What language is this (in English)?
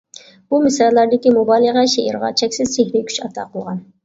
Uyghur